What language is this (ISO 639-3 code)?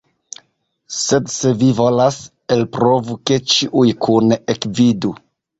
epo